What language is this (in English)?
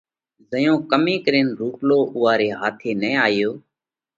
Parkari Koli